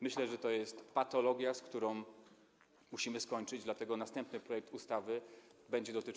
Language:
Polish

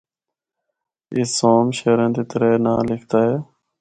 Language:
Northern Hindko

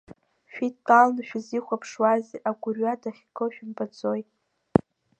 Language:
Abkhazian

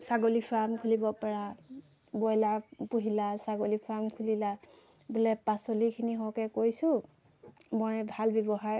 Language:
Assamese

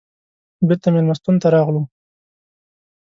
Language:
Pashto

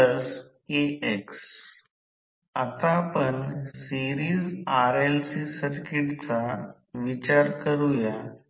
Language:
Marathi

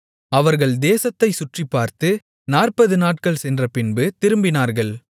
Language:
Tamil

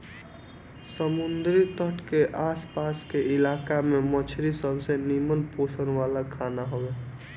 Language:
Bhojpuri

